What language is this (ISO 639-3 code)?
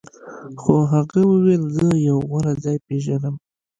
pus